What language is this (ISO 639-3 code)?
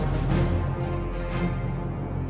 tha